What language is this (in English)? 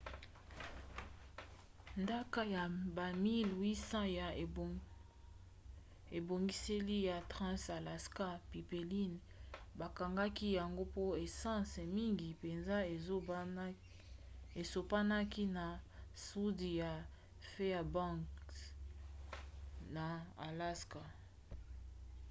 Lingala